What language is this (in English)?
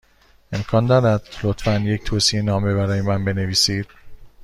Persian